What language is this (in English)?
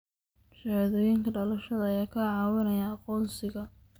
Somali